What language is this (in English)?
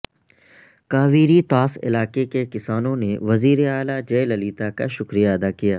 Urdu